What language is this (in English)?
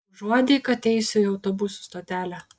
Lithuanian